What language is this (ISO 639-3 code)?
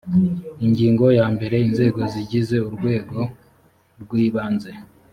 kin